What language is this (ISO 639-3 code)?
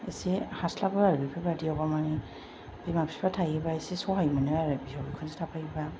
brx